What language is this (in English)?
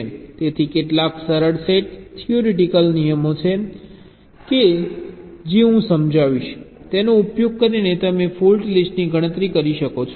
Gujarati